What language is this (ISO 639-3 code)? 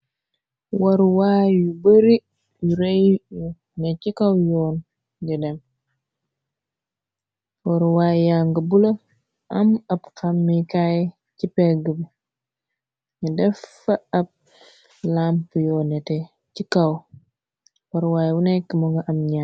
wol